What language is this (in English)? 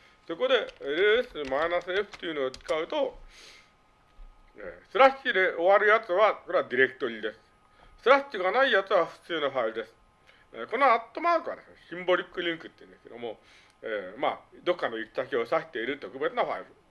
Japanese